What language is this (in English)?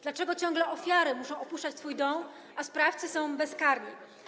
Polish